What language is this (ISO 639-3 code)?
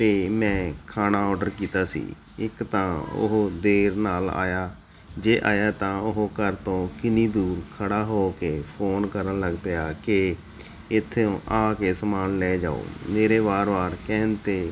pan